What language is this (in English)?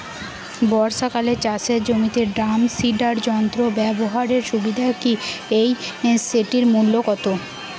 Bangla